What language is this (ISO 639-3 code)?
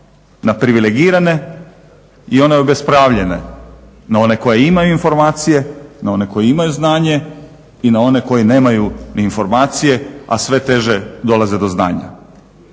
hrv